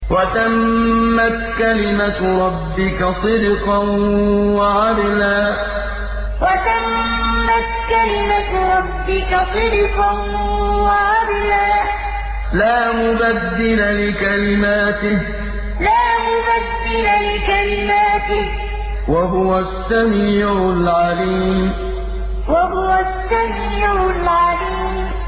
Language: Arabic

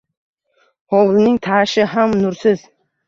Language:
Uzbek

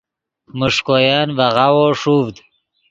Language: Yidgha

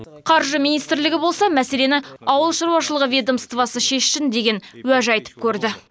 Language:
Kazakh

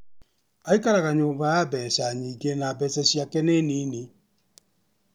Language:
Kikuyu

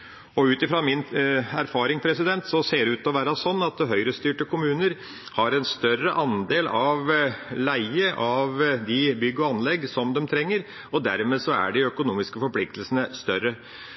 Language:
Norwegian Bokmål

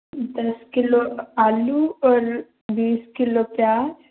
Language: Dogri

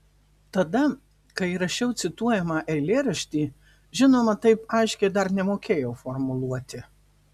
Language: Lithuanian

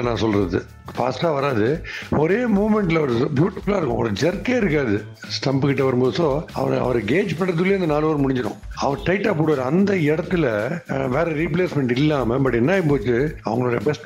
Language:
Tamil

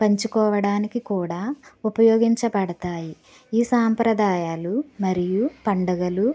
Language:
Telugu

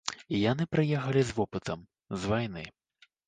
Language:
Belarusian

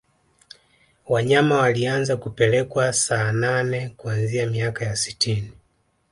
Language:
Swahili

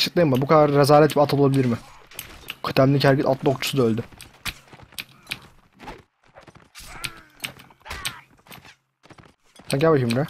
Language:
Turkish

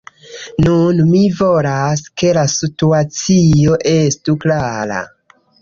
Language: Esperanto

